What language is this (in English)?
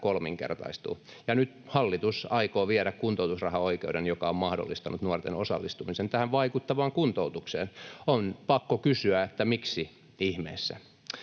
Finnish